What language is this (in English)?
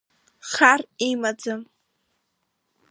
Abkhazian